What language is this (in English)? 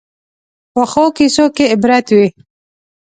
Pashto